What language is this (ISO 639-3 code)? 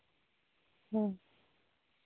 sat